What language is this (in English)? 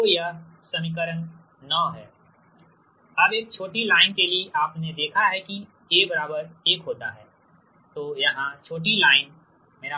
Hindi